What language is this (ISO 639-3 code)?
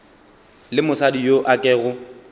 nso